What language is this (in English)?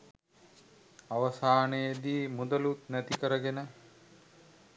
Sinhala